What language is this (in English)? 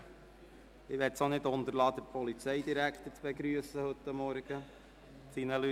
Swiss German